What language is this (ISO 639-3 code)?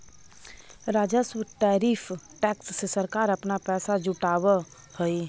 mag